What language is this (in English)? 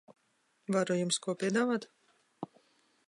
Latvian